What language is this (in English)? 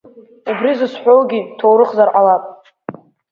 Abkhazian